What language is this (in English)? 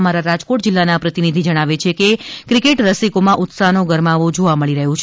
Gujarati